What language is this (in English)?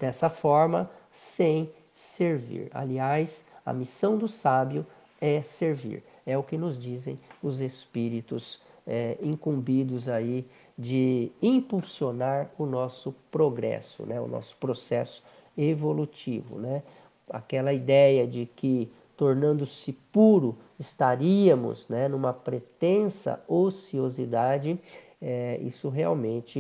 Portuguese